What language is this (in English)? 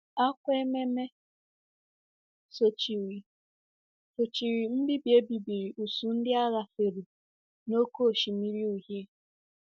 Igbo